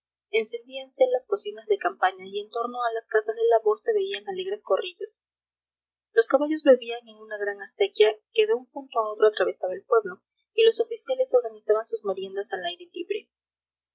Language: Spanish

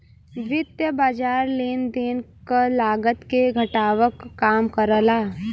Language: Bhojpuri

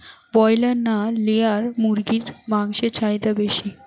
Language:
Bangla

